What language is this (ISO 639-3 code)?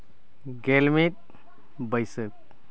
sat